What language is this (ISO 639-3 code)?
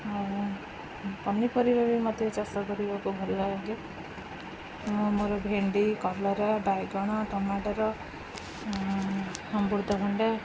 ori